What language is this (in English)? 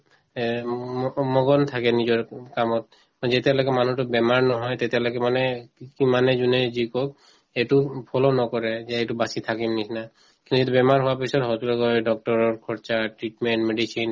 Assamese